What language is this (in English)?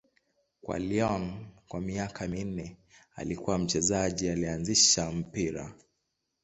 Swahili